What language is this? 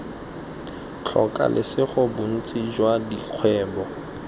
Tswana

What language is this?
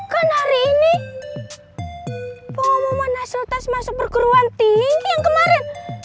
Indonesian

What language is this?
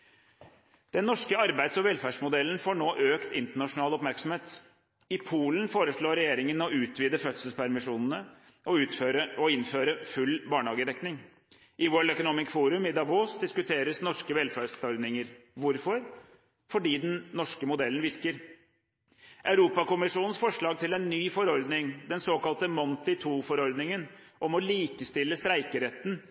Norwegian Bokmål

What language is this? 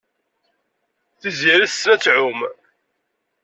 Kabyle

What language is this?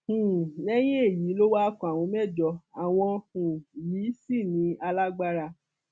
Yoruba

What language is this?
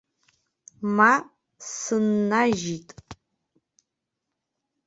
Abkhazian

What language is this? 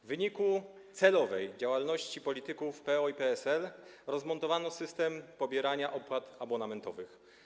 Polish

